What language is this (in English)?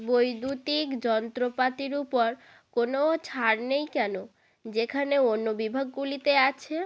Bangla